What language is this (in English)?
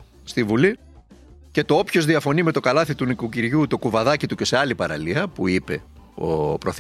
Greek